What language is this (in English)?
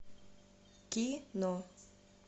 Russian